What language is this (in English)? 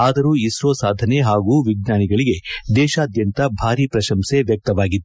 Kannada